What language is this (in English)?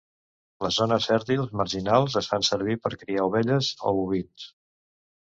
Catalan